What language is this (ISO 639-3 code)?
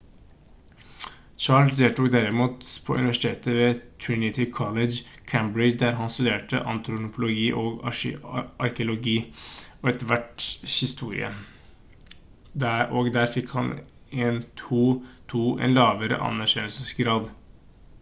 nob